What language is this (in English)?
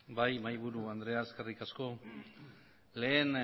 Basque